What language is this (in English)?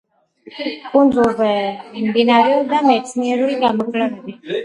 Georgian